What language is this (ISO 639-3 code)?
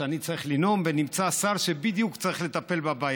heb